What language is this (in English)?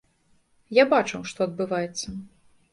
Belarusian